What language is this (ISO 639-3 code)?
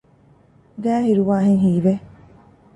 div